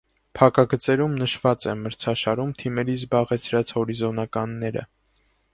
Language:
Armenian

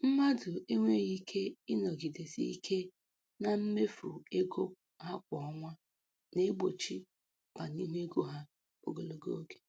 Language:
Igbo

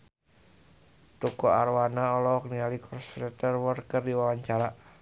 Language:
Sundanese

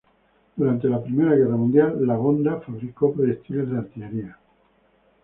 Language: Spanish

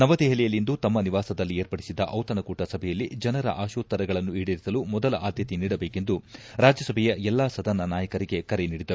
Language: Kannada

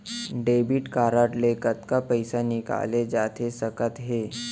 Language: Chhattisgarhi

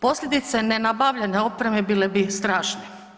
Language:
Croatian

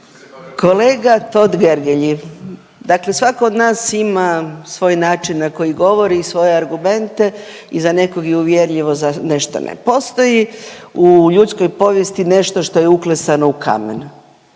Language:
Croatian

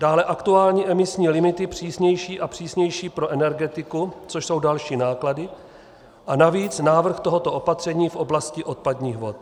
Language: Czech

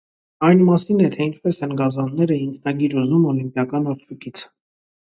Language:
Armenian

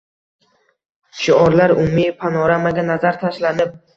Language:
Uzbek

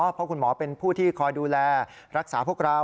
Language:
Thai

